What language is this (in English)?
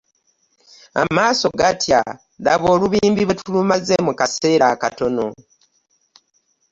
Ganda